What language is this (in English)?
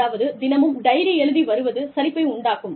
Tamil